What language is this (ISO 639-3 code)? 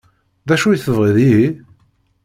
kab